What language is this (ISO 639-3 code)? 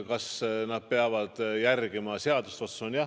est